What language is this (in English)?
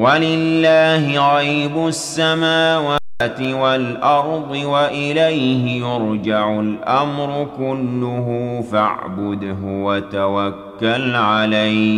Arabic